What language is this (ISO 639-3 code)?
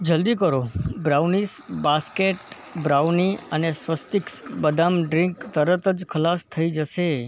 guj